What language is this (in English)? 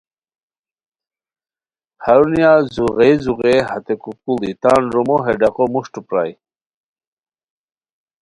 Khowar